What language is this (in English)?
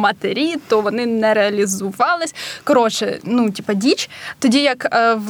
Ukrainian